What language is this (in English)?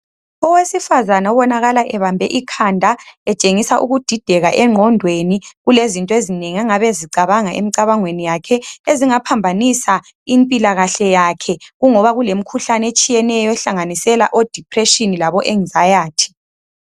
North Ndebele